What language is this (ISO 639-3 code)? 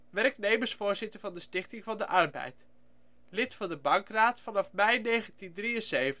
nld